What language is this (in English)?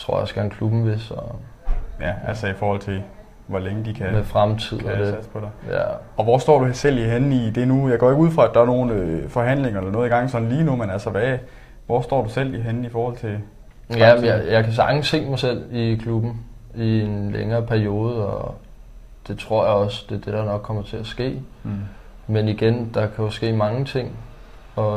Danish